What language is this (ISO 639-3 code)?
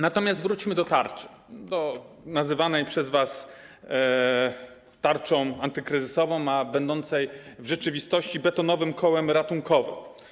pol